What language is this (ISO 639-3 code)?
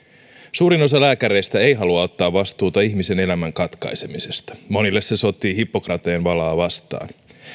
fin